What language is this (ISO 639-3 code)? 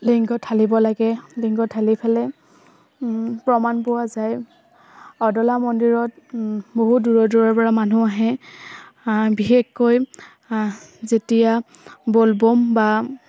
asm